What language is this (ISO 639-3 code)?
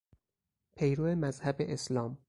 fas